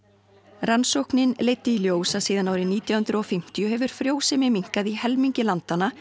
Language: Icelandic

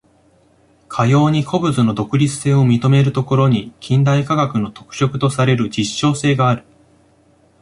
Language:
Japanese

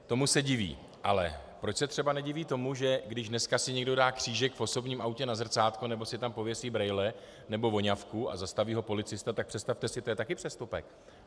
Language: Czech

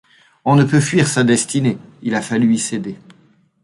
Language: French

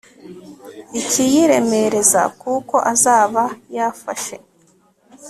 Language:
Kinyarwanda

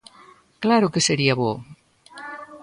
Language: Galician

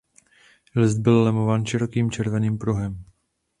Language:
Czech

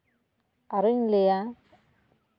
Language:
Santali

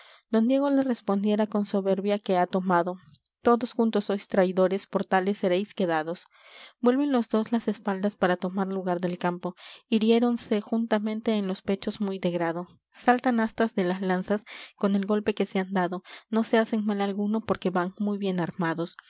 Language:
Spanish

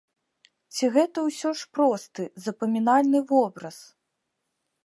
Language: Belarusian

